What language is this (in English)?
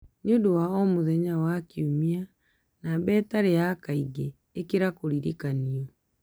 Kikuyu